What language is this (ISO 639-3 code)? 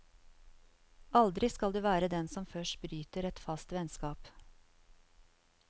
nor